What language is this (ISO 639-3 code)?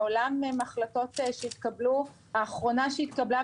heb